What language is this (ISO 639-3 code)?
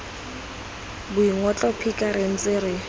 tsn